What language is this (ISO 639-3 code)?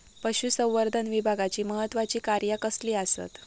mar